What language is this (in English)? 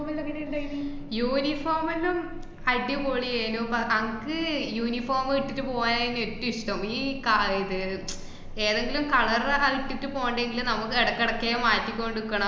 Malayalam